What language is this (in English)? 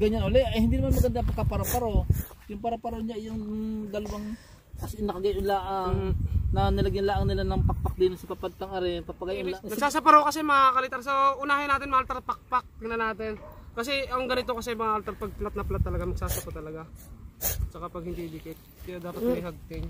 Filipino